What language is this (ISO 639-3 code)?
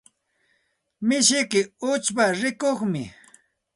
qxt